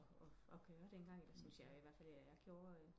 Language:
Danish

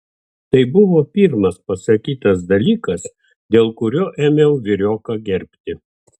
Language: Lithuanian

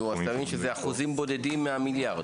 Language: Hebrew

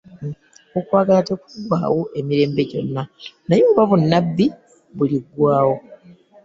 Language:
Ganda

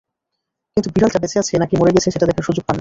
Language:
Bangla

